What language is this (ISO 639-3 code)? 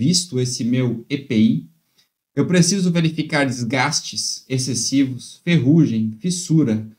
por